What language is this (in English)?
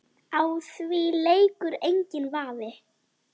Icelandic